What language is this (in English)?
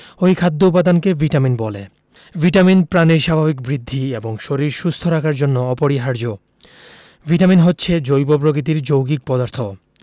Bangla